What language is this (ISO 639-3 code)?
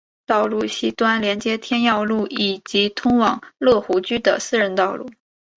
zho